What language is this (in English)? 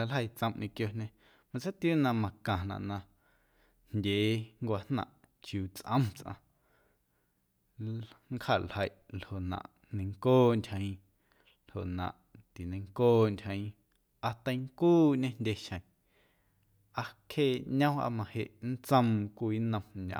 Guerrero Amuzgo